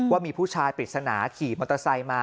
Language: Thai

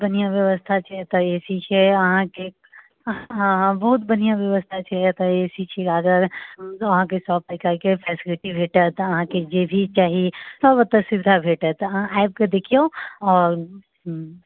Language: Maithili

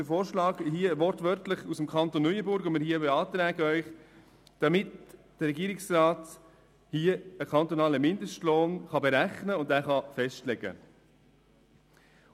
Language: Swiss German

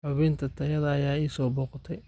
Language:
Somali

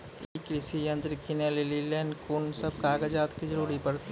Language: Maithili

